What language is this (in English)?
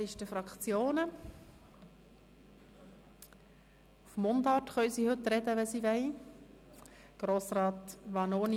Swiss German